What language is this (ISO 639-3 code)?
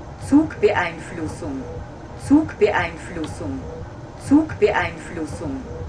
deu